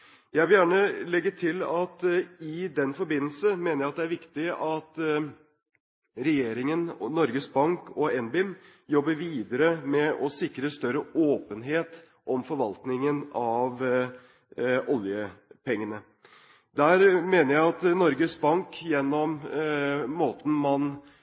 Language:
Norwegian Bokmål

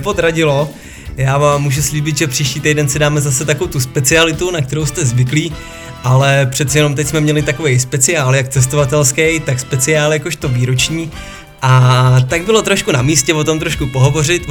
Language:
Czech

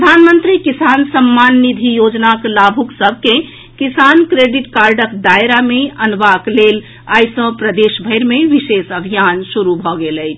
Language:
Maithili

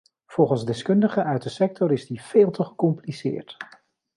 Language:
Dutch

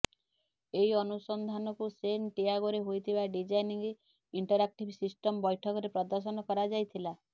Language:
Odia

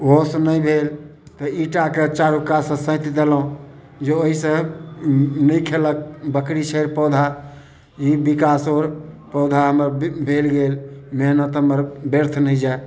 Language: Maithili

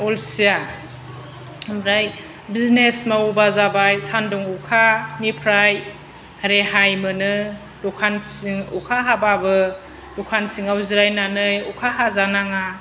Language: Bodo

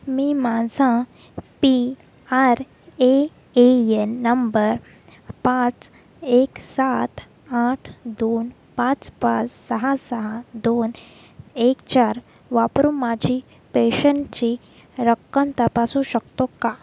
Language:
Marathi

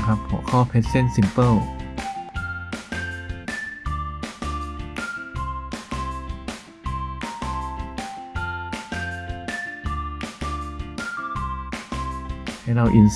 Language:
Thai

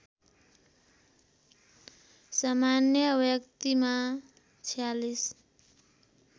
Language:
Nepali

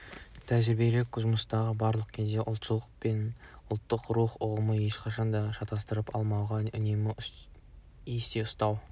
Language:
Kazakh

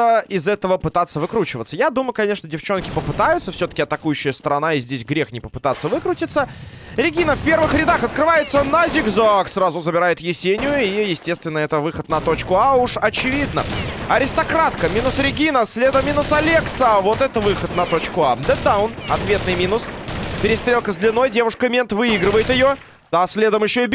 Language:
Russian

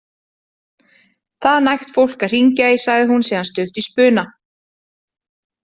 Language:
Icelandic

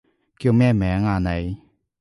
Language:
Cantonese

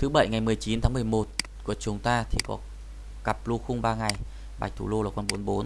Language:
Vietnamese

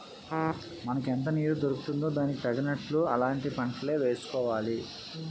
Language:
Telugu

